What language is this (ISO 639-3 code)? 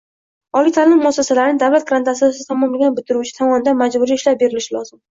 uzb